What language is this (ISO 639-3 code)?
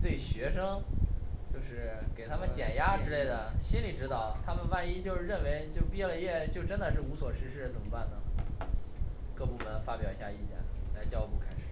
zho